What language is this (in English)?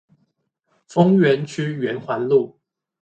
Chinese